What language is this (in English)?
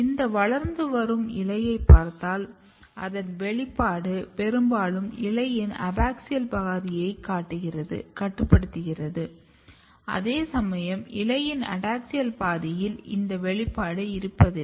Tamil